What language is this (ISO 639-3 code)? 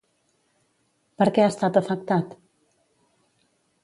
cat